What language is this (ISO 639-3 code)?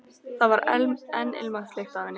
isl